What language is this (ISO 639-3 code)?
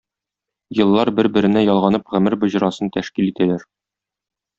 tat